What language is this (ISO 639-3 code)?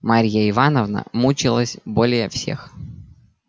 rus